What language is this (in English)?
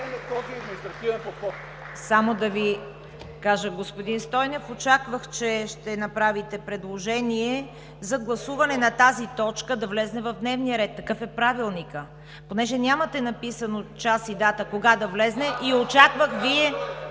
Bulgarian